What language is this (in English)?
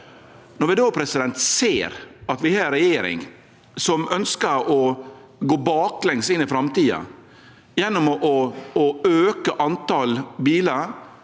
Norwegian